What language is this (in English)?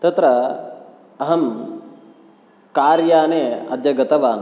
Sanskrit